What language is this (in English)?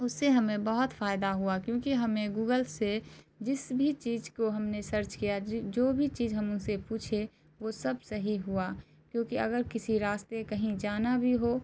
Urdu